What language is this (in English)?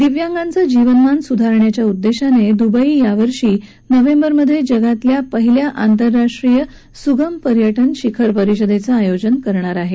Marathi